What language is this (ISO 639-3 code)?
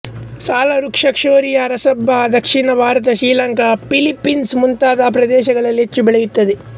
kan